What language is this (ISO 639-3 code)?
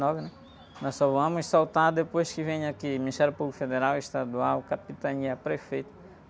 por